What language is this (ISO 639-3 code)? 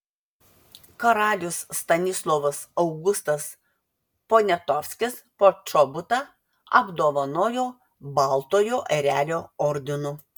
lit